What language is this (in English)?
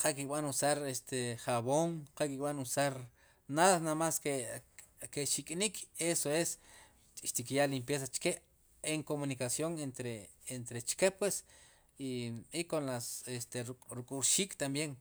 Sipacapense